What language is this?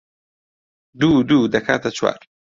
Central Kurdish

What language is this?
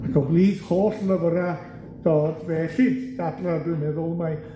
Welsh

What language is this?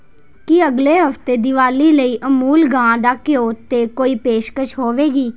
Punjabi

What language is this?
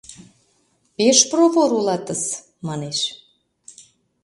Mari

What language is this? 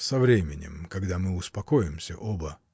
Russian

